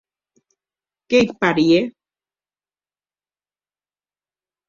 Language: Occitan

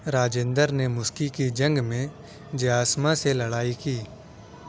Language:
Urdu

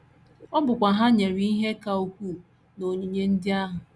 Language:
Igbo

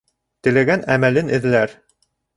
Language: Bashkir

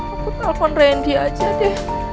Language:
Indonesian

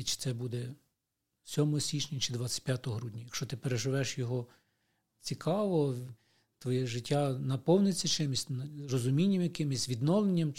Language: Ukrainian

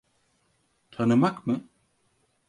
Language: Turkish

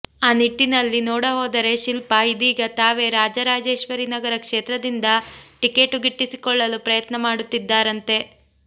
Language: Kannada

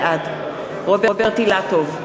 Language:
Hebrew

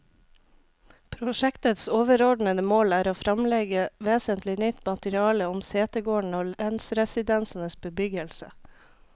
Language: Norwegian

